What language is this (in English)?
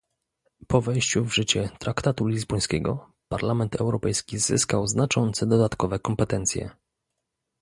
Polish